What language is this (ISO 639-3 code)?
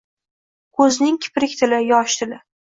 uzb